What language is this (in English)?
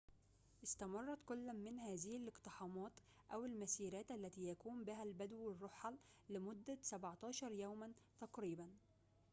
Arabic